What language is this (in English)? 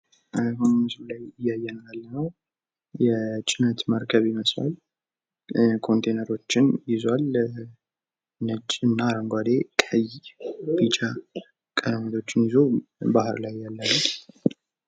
Amharic